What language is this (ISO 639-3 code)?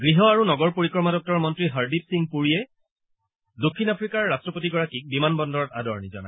asm